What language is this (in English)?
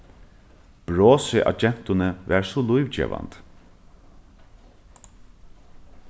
Faroese